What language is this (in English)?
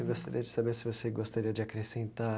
Portuguese